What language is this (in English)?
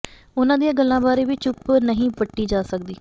Punjabi